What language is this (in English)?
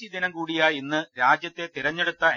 Malayalam